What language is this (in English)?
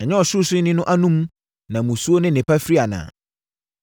Akan